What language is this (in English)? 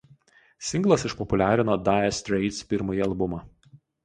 Lithuanian